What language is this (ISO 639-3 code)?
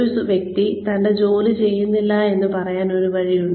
mal